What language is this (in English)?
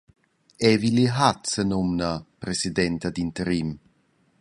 Romansh